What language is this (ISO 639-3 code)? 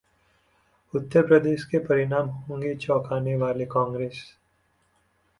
hin